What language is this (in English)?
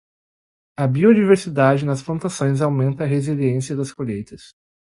Portuguese